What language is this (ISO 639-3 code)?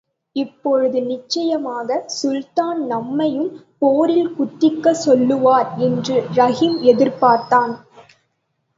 tam